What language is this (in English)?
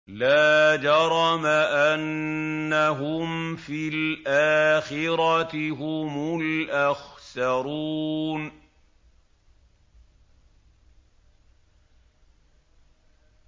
Arabic